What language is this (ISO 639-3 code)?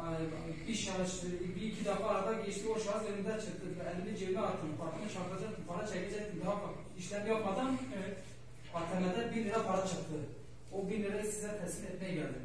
tur